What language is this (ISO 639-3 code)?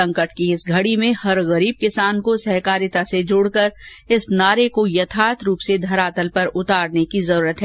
hin